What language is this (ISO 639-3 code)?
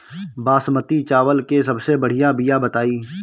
bho